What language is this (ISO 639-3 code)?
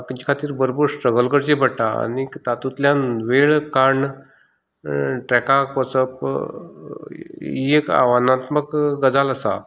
kok